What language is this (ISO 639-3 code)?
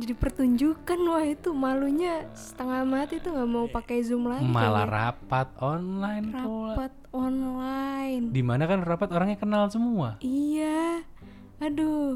ind